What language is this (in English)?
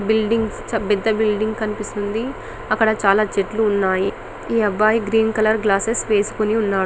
Telugu